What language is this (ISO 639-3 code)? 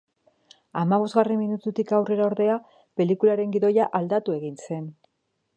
eus